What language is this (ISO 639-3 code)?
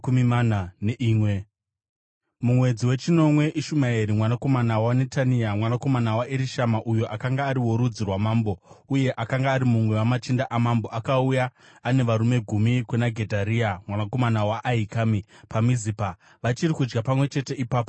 sna